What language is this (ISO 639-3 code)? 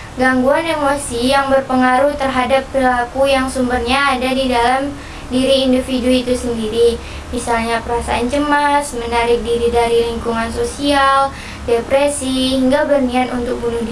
ind